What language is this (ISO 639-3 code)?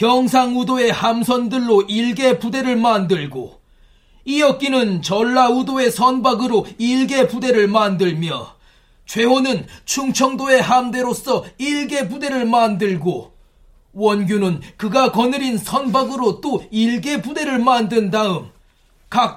kor